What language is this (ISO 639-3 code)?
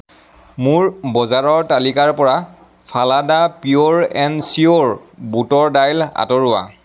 asm